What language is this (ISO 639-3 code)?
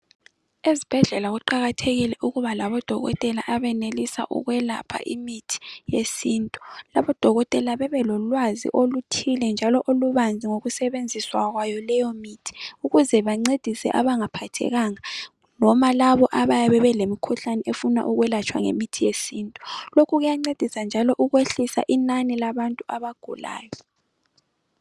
nde